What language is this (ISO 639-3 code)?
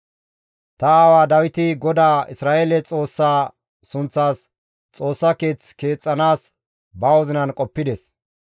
gmv